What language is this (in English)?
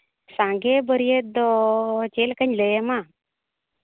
Santali